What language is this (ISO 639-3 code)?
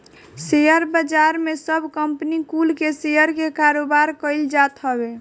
bho